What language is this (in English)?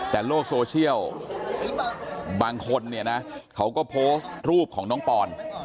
Thai